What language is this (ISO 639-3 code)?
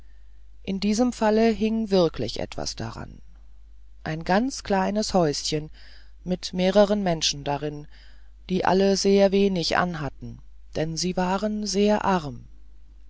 deu